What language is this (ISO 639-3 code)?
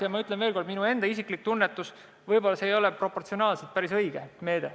est